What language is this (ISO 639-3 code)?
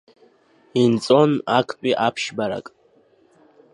abk